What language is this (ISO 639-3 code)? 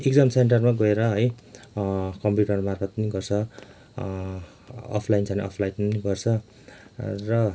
nep